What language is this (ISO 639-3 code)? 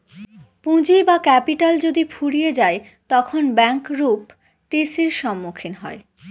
ben